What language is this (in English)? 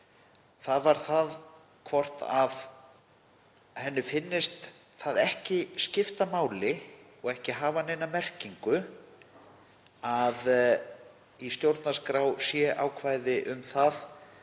Icelandic